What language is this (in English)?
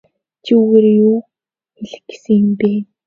Mongolian